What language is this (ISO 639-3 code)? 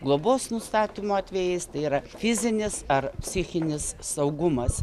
lit